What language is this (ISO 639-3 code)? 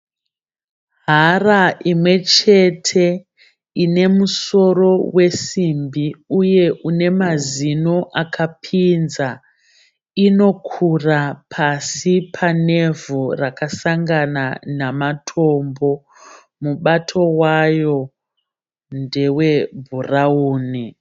sna